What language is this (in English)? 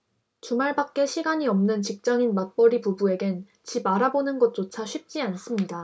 Korean